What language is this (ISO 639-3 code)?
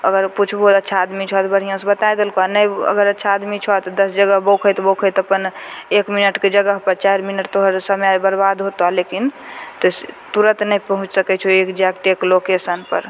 mai